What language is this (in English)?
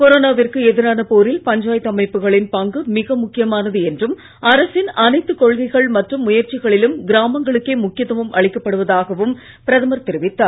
Tamil